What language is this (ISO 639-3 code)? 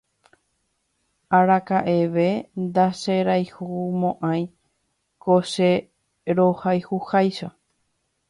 grn